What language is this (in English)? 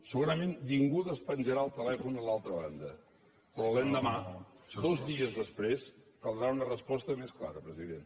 Catalan